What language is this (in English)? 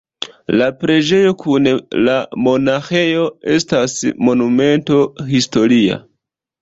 Esperanto